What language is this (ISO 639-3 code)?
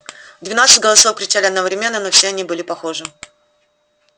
rus